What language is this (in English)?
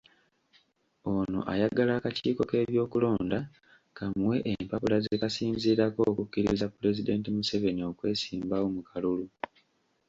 Ganda